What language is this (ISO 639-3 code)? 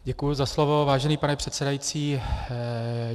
ces